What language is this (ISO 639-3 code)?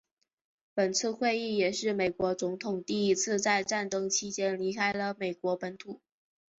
zho